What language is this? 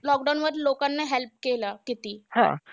Marathi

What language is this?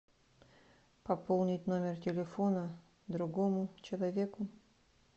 Russian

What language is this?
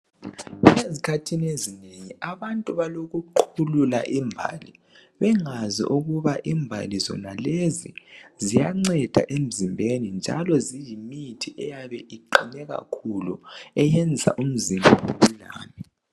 North Ndebele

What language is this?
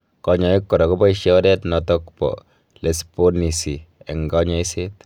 Kalenjin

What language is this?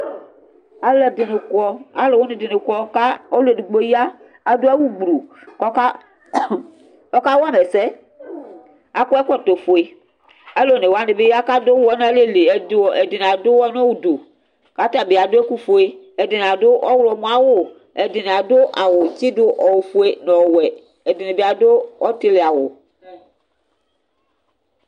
Ikposo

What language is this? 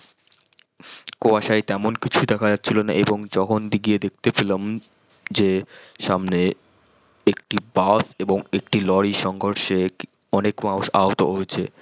Bangla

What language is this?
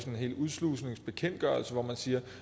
Danish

